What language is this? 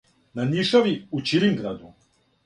Serbian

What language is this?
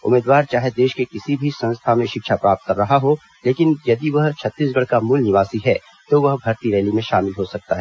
Hindi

